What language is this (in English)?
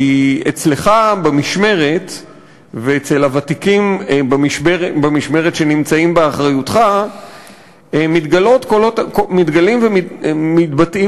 Hebrew